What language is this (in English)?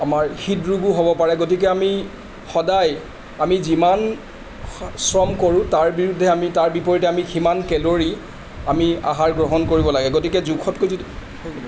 Assamese